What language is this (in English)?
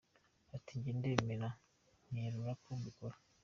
Kinyarwanda